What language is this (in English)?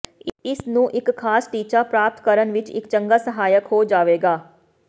Punjabi